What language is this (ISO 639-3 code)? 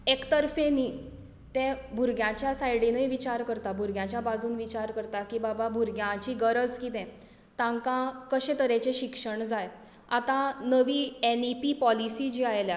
kok